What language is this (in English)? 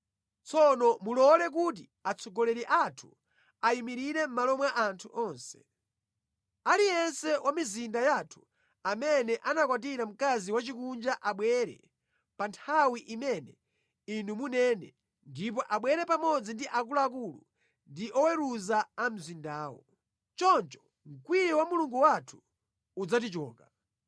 Nyanja